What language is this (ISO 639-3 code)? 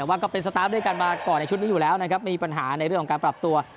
tha